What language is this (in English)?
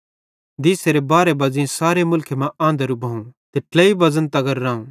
Bhadrawahi